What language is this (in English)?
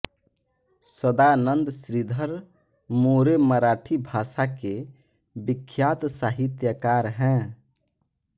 Hindi